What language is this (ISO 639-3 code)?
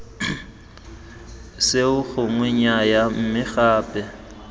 tsn